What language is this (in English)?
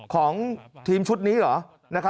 Thai